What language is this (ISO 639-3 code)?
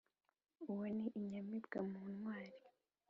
kin